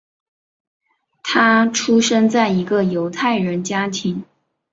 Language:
Chinese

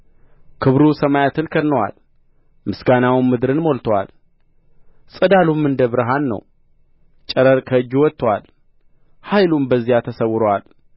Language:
Amharic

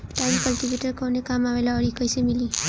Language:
Bhojpuri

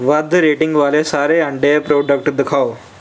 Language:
Punjabi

